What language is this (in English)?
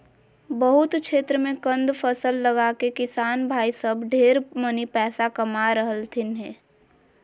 Magahi